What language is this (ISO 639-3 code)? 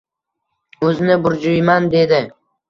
uzb